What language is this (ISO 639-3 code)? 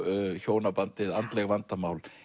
isl